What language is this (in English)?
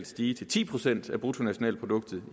Danish